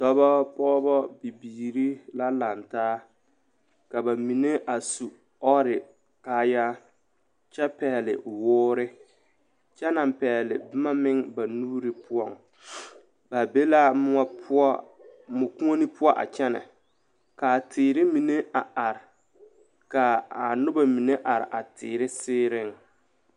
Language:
Southern Dagaare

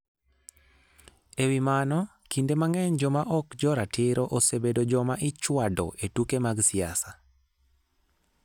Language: Luo (Kenya and Tanzania)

